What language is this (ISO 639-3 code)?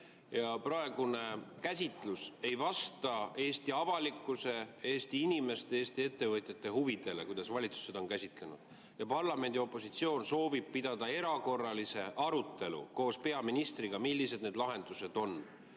est